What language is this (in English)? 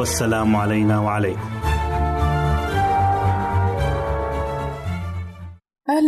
Arabic